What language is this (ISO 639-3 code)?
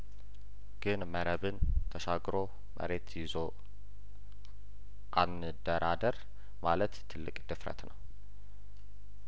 amh